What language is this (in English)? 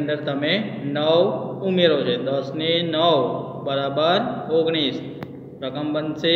Hindi